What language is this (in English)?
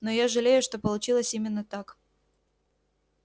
Russian